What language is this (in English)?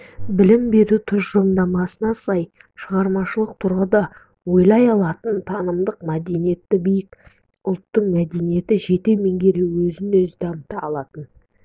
Kazakh